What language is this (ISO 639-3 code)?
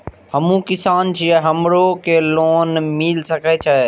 mai